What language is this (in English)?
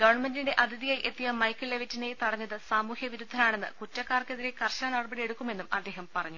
Malayalam